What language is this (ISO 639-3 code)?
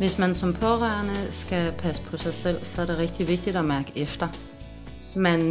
dan